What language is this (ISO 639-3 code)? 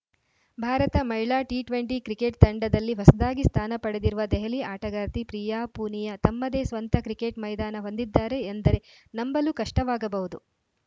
kan